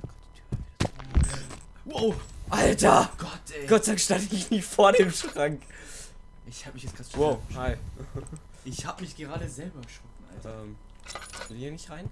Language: German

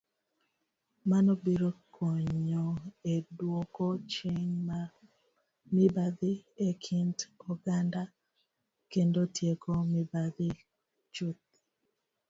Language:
Luo (Kenya and Tanzania)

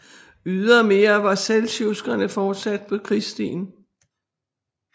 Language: Danish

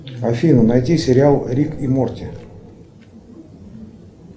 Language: Russian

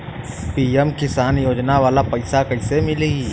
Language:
Bhojpuri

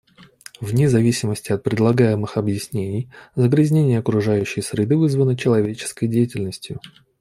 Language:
Russian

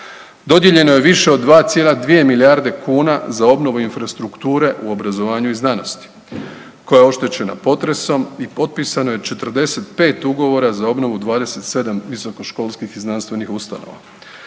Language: Croatian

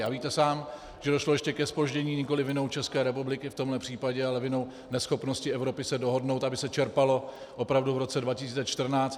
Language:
Czech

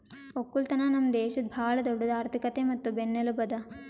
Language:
Kannada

